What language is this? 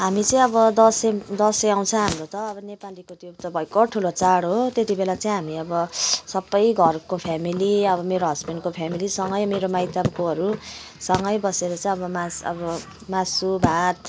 Nepali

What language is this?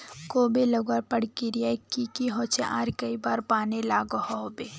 Magahi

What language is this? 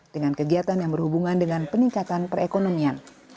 Indonesian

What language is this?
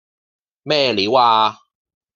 Cantonese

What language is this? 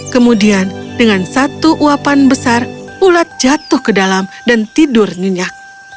Indonesian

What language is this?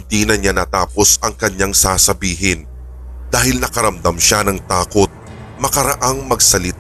Filipino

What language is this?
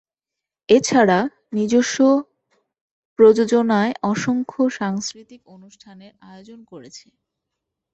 Bangla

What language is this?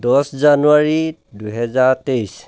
Assamese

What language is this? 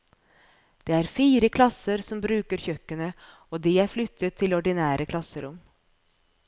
Norwegian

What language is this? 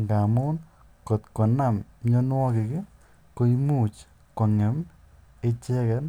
Kalenjin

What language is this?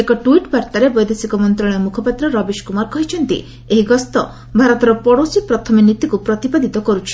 Odia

